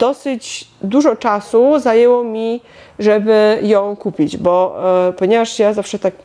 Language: Polish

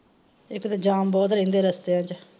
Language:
Punjabi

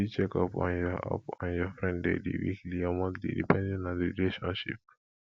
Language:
Nigerian Pidgin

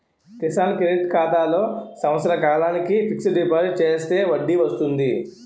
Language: Telugu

